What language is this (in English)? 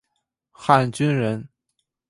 Chinese